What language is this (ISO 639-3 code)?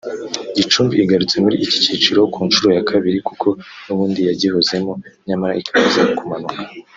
kin